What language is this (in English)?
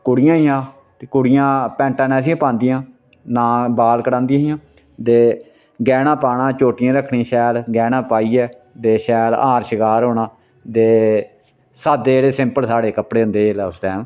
Dogri